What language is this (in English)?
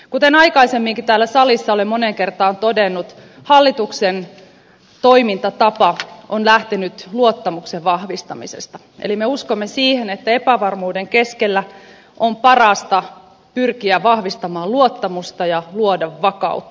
Finnish